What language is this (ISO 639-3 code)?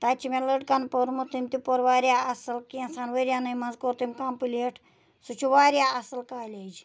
kas